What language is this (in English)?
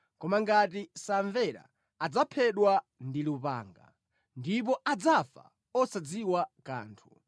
Nyanja